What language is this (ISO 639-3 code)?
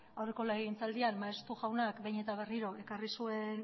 eus